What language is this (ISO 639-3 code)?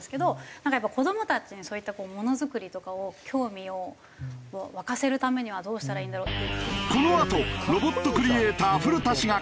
jpn